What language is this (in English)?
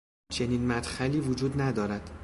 Persian